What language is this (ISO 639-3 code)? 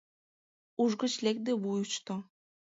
chm